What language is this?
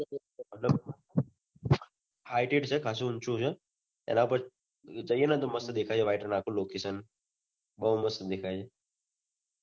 Gujarati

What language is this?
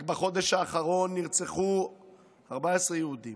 Hebrew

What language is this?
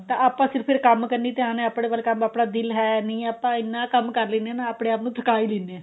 Punjabi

